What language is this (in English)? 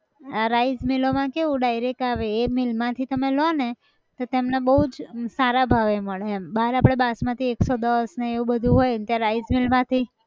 Gujarati